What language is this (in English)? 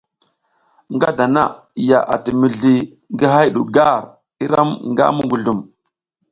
South Giziga